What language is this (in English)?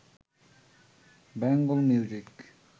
Bangla